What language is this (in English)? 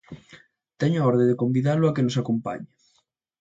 Galician